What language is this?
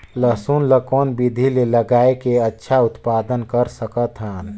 Chhattisgarhi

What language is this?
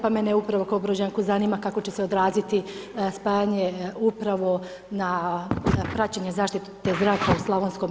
Croatian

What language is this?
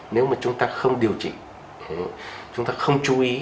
Vietnamese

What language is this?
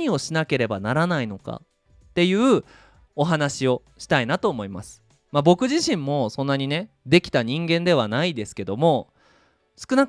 Japanese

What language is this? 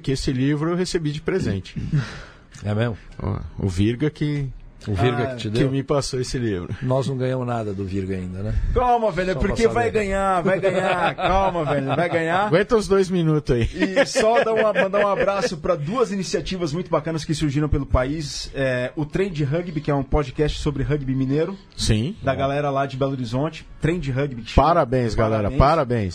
Portuguese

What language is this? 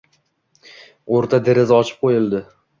Uzbek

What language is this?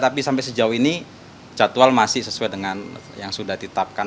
Indonesian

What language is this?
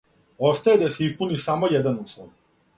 Serbian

